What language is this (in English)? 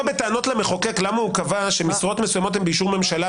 Hebrew